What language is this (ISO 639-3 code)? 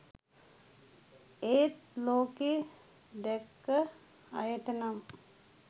sin